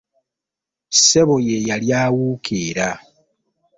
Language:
Ganda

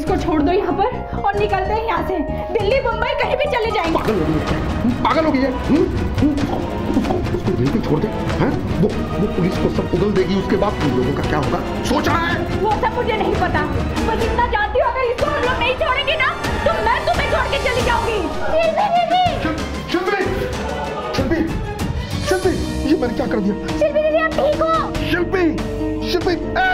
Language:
Hindi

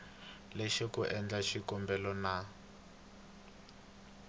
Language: Tsonga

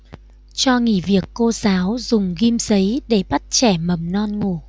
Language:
Vietnamese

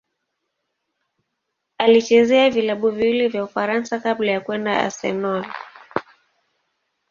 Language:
Swahili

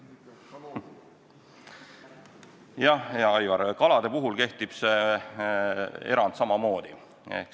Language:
Estonian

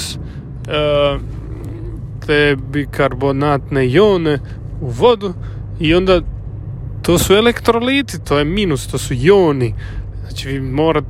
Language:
Croatian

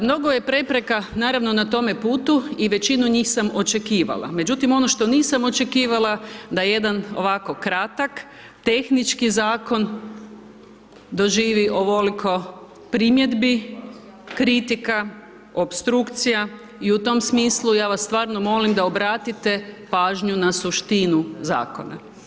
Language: Croatian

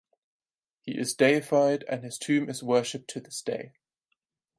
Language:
English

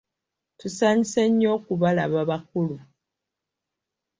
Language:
Ganda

